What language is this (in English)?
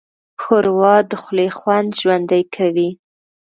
Pashto